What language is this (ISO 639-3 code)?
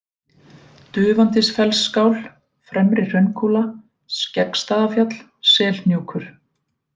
isl